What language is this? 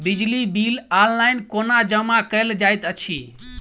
Maithili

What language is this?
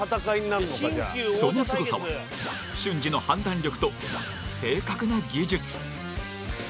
Japanese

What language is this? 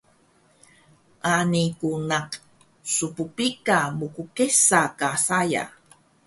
Taroko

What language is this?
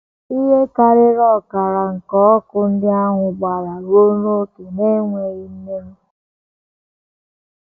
Igbo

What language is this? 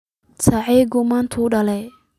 Somali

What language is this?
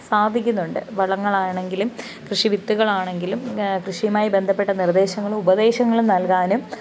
Malayalam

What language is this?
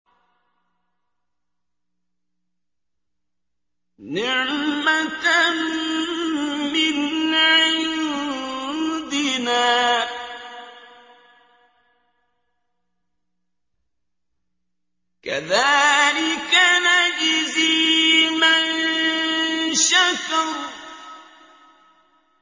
Arabic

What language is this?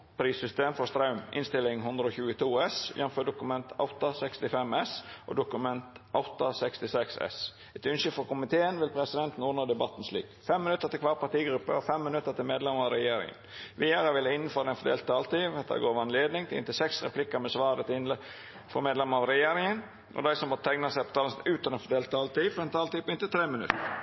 Norwegian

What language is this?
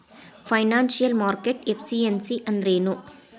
Kannada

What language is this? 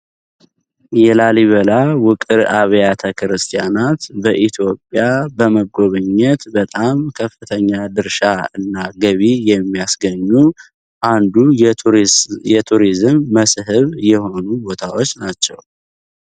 Amharic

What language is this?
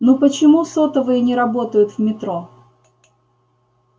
Russian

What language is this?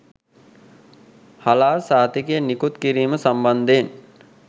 Sinhala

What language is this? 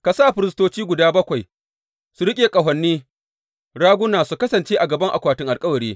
Hausa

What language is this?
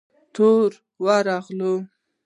Pashto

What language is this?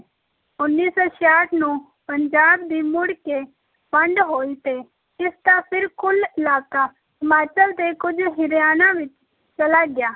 Punjabi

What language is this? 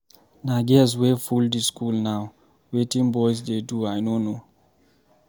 Nigerian Pidgin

